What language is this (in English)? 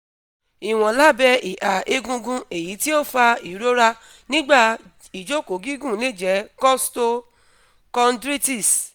Yoruba